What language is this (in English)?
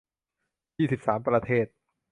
Thai